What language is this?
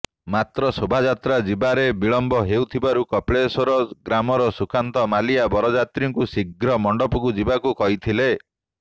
Odia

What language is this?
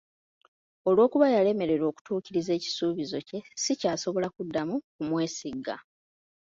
Ganda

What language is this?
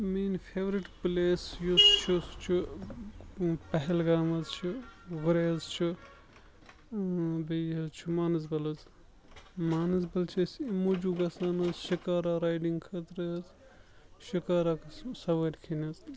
Kashmiri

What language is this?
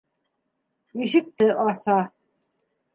Bashkir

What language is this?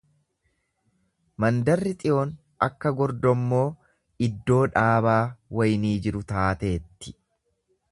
Oromo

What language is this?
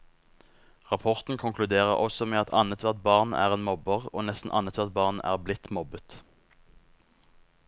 Norwegian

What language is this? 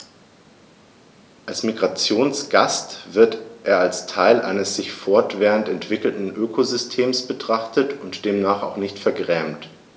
German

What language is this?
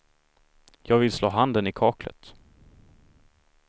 Swedish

